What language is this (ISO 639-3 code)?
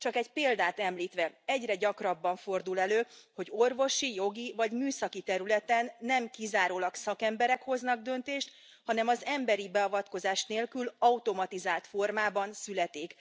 hun